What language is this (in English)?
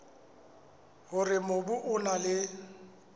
Southern Sotho